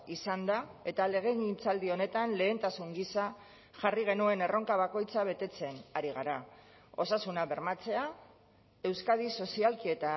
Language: Basque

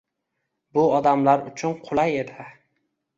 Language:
Uzbek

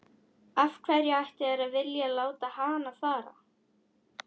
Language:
Icelandic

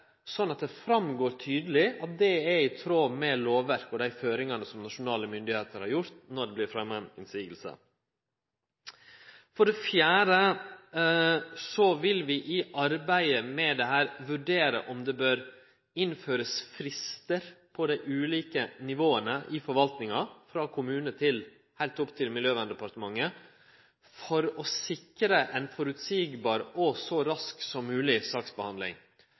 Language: Norwegian Nynorsk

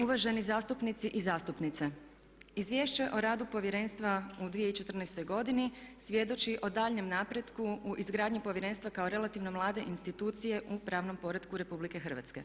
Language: Croatian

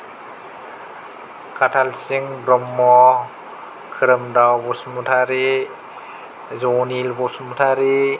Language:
Bodo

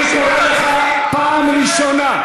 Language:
Hebrew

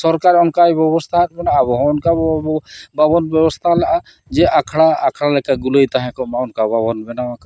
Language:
Santali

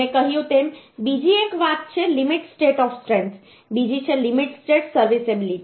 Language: Gujarati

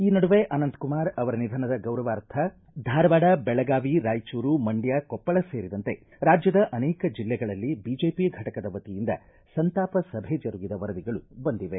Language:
Kannada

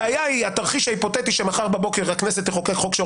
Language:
Hebrew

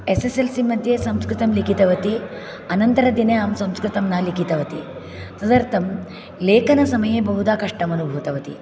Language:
Sanskrit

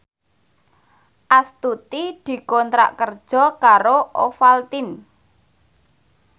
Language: Javanese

